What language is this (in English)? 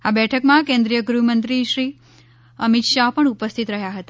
Gujarati